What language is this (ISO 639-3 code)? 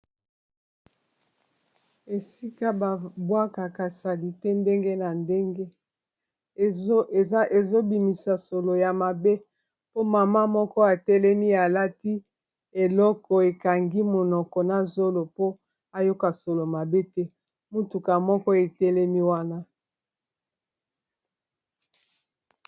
lin